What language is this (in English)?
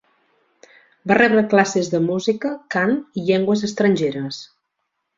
Catalan